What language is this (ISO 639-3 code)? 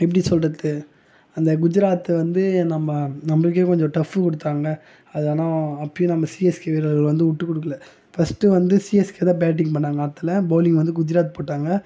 tam